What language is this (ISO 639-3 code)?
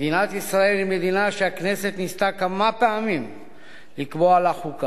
heb